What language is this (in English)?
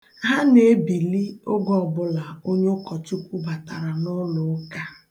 Igbo